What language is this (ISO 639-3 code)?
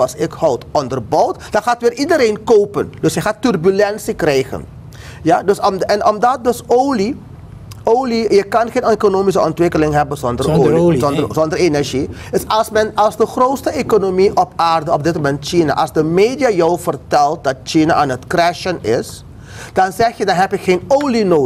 nld